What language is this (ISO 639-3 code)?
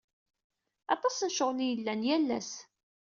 kab